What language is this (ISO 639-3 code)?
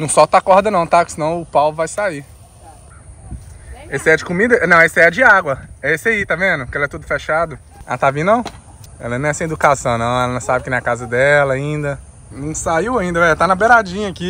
por